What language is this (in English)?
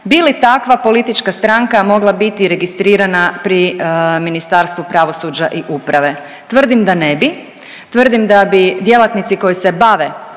Croatian